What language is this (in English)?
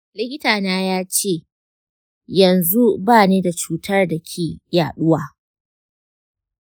Hausa